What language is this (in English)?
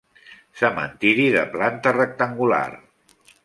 Catalan